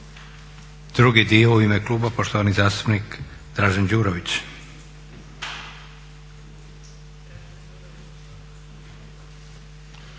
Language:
Croatian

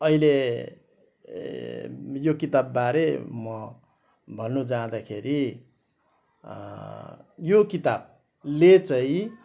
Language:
Nepali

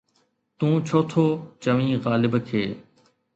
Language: Sindhi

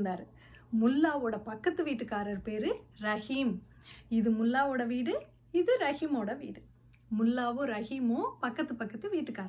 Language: Tamil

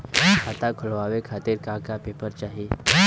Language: Bhojpuri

